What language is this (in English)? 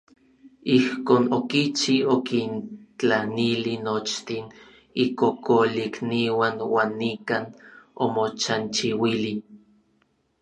Orizaba Nahuatl